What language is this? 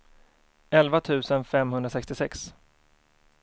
Swedish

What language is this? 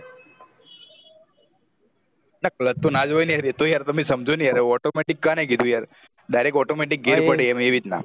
Gujarati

